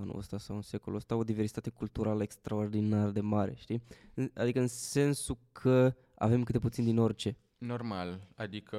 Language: Romanian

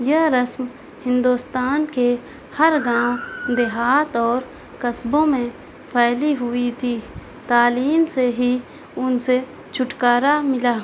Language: Urdu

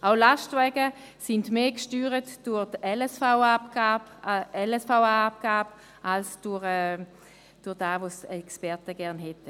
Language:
Swiss German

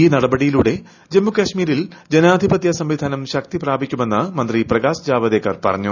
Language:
Malayalam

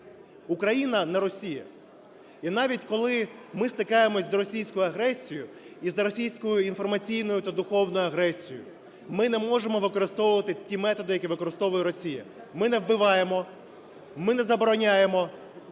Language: Ukrainian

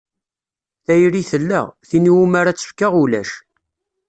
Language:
Kabyle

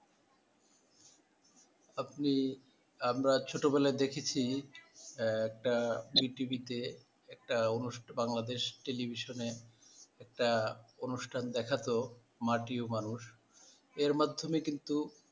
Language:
Bangla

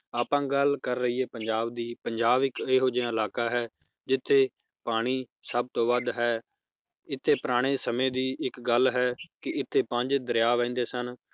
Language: Punjabi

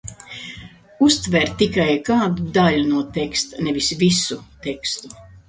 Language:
Latvian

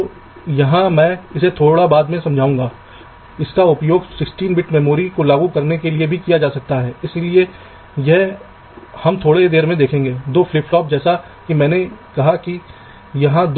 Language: Hindi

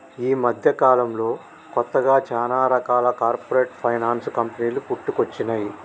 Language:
Telugu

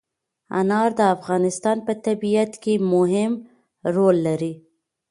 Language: Pashto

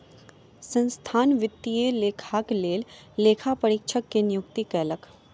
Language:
Maithili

